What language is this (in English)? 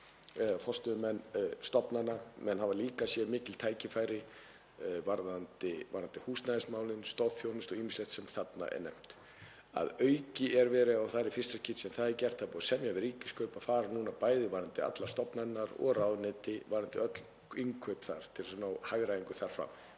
Icelandic